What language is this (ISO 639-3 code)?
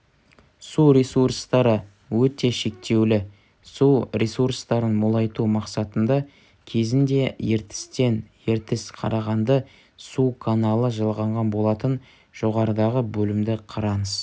kaz